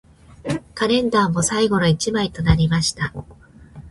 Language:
Japanese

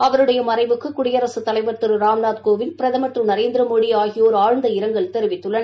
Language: Tamil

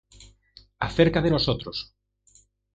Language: Spanish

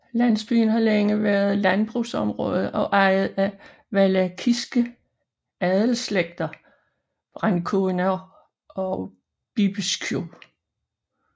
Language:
Danish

